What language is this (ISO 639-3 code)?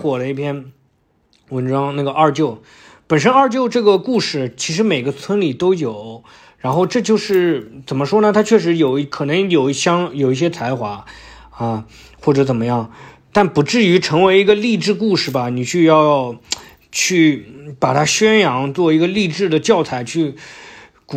zho